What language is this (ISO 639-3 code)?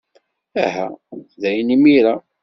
kab